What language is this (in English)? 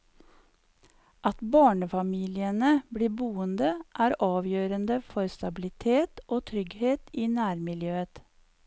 Norwegian